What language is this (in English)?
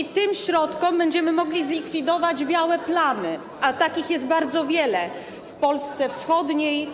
Polish